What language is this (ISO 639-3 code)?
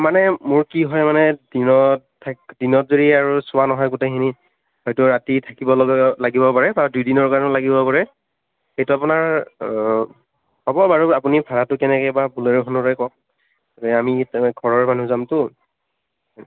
asm